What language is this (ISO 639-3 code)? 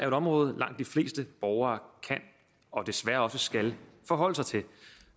dan